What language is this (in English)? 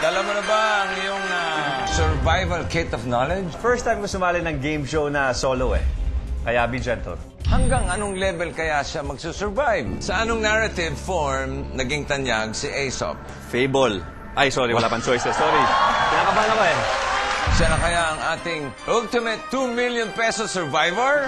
Filipino